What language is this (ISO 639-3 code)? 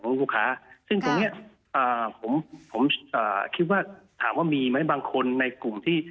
tha